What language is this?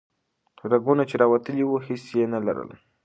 Pashto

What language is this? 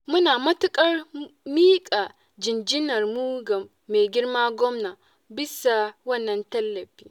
Hausa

